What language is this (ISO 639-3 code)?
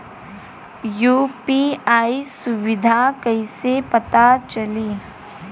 bho